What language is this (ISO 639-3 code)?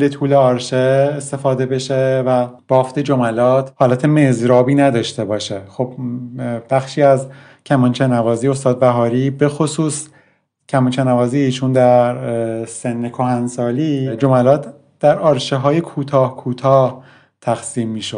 fas